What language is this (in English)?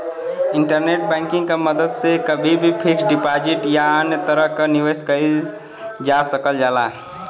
Bhojpuri